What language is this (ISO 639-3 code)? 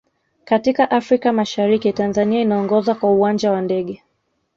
swa